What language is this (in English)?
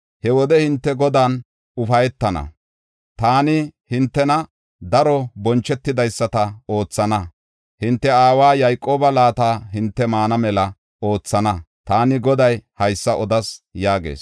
Gofa